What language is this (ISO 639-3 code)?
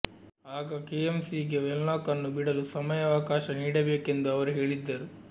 kan